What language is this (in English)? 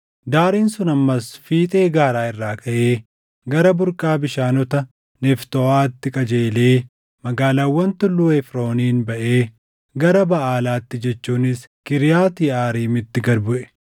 Oromo